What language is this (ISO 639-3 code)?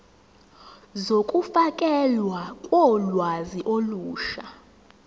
zul